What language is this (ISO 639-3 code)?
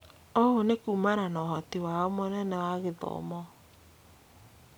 kik